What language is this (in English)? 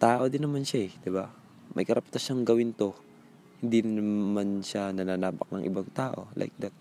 Filipino